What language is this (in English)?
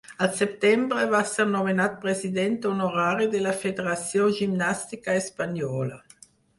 Catalan